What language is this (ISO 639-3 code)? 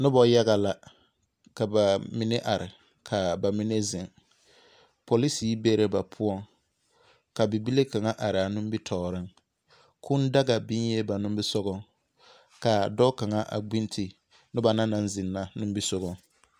dga